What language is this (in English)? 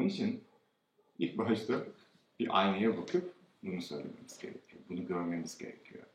Turkish